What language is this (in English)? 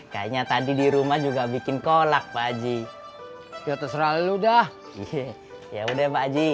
Indonesian